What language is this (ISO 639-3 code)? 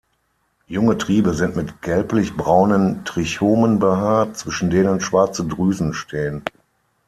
deu